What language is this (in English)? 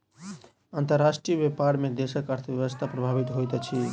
Maithili